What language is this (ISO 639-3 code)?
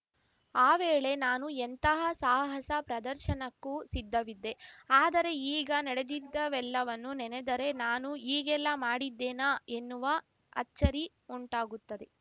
kan